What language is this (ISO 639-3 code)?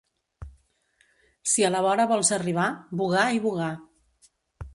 cat